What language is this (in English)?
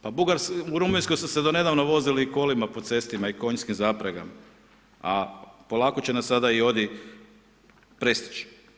Croatian